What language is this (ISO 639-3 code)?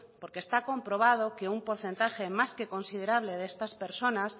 spa